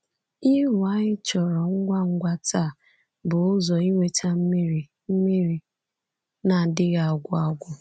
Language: Igbo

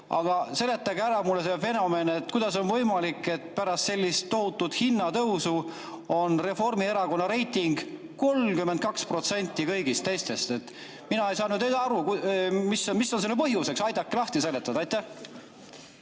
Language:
Estonian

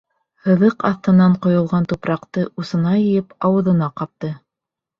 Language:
Bashkir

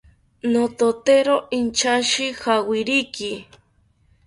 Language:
South Ucayali Ashéninka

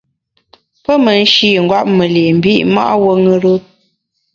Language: Bamun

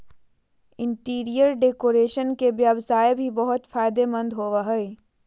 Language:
Magahi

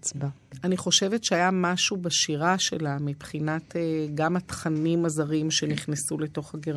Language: Hebrew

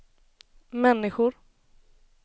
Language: Swedish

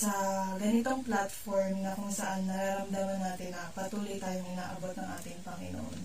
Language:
Filipino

